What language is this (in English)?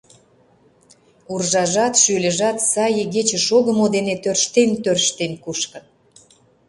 Mari